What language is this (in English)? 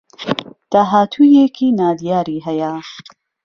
Central Kurdish